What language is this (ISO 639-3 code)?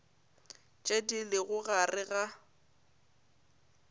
nso